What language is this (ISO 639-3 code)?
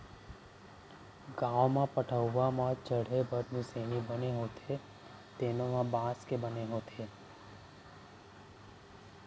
hne